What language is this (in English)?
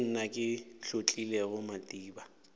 Northern Sotho